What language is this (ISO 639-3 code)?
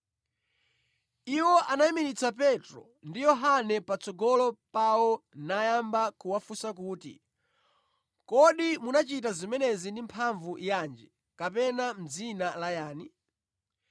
nya